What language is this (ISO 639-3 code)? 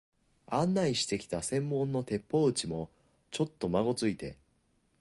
jpn